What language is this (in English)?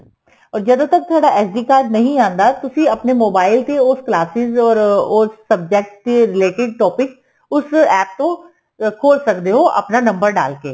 Punjabi